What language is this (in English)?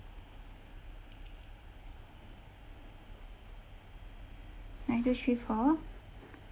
English